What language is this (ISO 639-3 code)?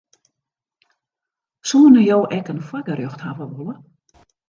fry